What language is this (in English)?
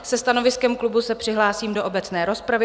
Czech